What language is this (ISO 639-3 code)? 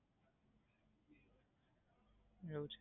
guj